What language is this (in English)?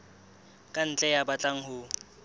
Southern Sotho